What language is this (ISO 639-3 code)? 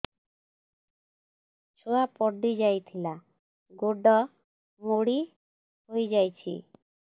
ori